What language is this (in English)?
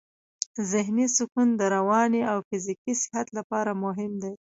Pashto